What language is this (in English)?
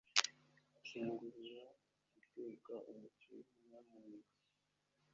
Kinyarwanda